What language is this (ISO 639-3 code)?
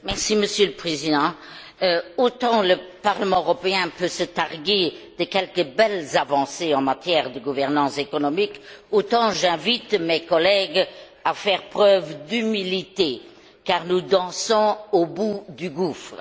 fra